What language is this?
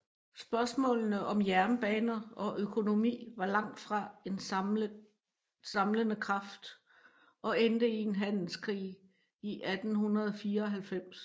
Danish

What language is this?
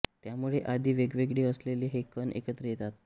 Marathi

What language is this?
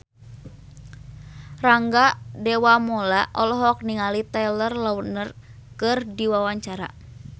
Sundanese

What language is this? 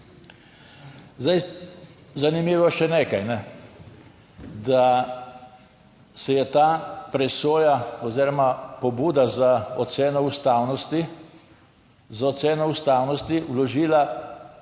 Slovenian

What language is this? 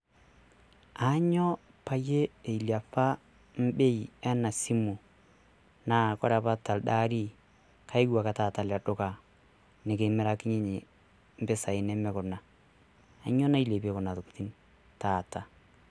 Masai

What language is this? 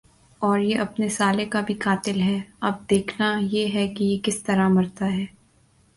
Urdu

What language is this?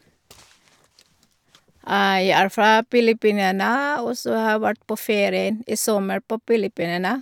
Norwegian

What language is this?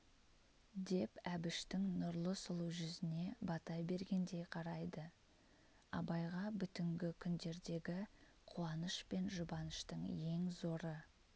Kazakh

